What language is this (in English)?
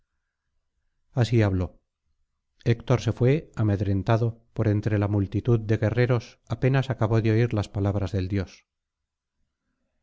Spanish